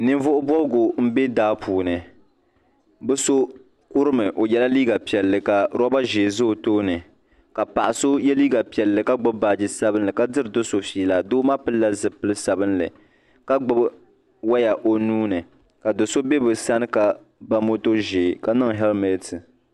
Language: Dagbani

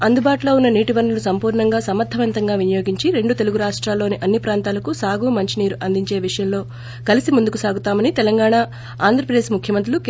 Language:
Telugu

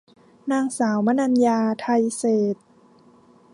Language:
Thai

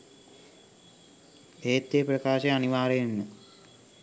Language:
Sinhala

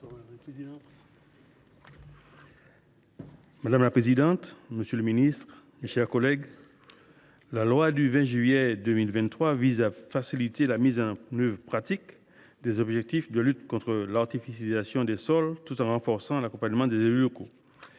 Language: French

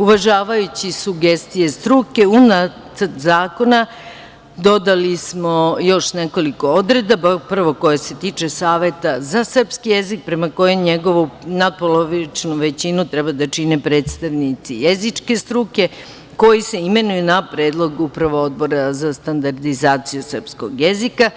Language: Serbian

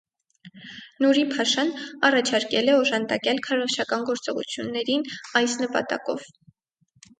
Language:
Armenian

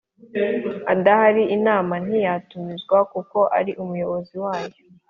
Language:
Kinyarwanda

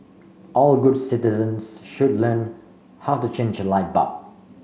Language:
English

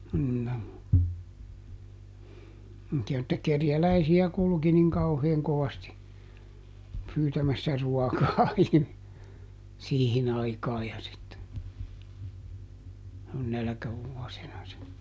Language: Finnish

